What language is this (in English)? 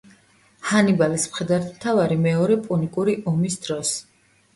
Georgian